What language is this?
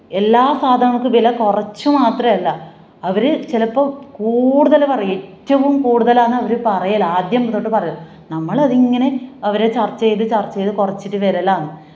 Malayalam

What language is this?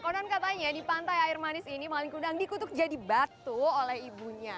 Indonesian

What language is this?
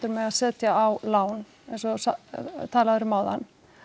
Icelandic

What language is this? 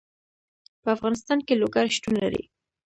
Pashto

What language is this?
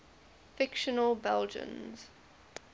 English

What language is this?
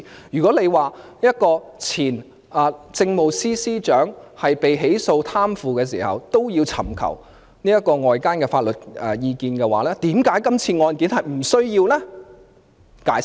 Cantonese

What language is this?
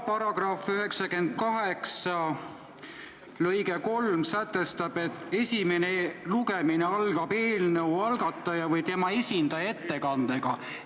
Estonian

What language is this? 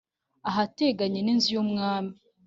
Kinyarwanda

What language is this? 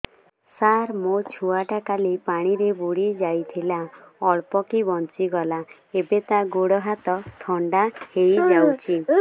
Odia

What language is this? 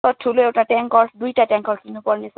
Nepali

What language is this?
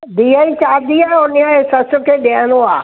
Sindhi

